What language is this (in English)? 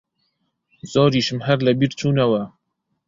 Central Kurdish